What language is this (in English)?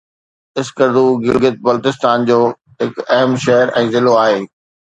Sindhi